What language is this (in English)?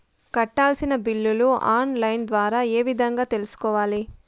Telugu